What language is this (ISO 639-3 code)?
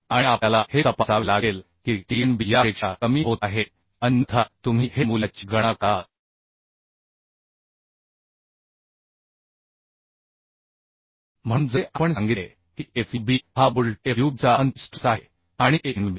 mar